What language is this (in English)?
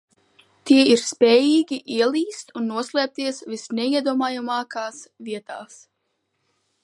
Latvian